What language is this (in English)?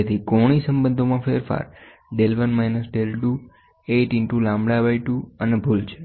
Gujarati